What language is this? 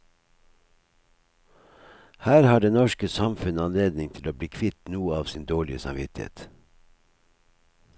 Norwegian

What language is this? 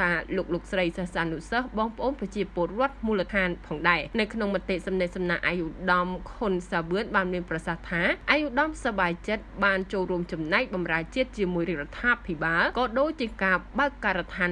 Thai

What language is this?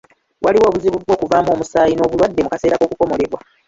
Ganda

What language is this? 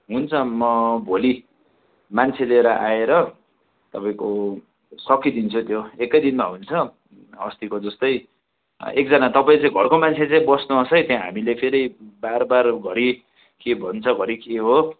Nepali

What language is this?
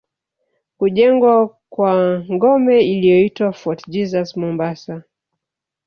Swahili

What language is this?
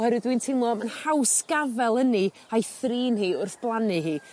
Welsh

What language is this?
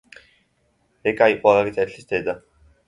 Georgian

